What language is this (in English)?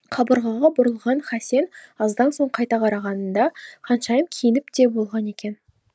Kazakh